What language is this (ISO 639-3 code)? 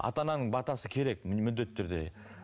kaz